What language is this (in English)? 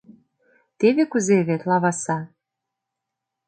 Mari